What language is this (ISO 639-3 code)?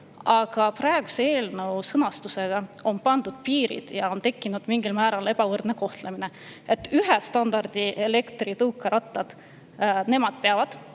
est